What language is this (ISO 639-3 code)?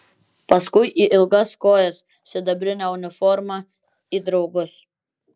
lit